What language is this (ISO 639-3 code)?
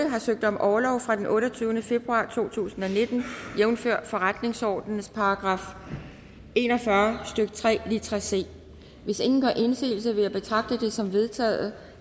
dan